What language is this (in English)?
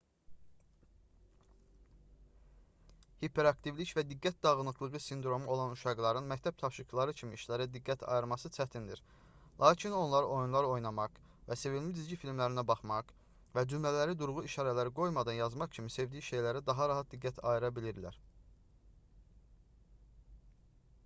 Azerbaijani